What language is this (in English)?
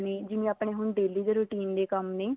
Punjabi